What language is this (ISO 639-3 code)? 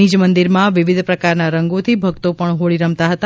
guj